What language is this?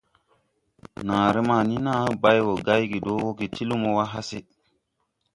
Tupuri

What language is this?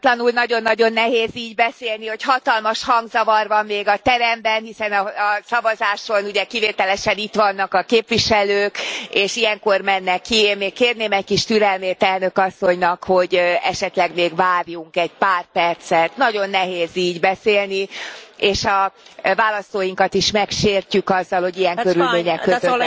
Hungarian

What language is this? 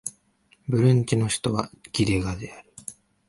Japanese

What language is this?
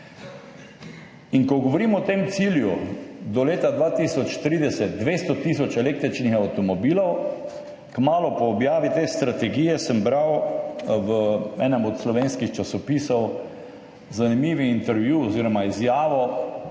Slovenian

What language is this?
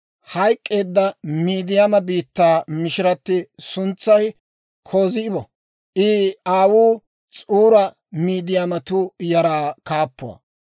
Dawro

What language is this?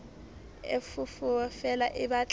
Southern Sotho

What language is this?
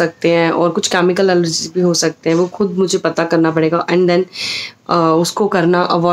English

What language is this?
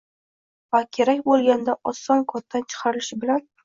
Uzbek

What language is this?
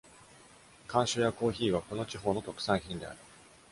Japanese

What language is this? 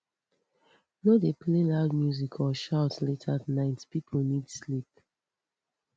Nigerian Pidgin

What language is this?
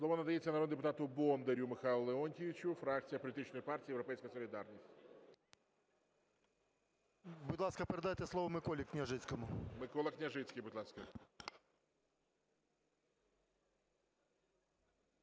Ukrainian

